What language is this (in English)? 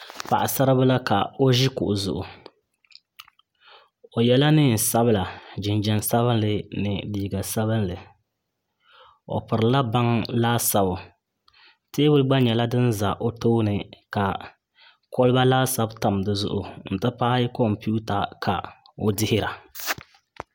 Dagbani